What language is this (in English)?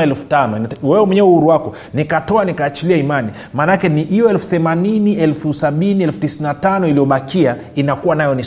Swahili